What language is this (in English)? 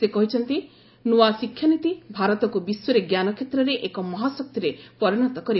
Odia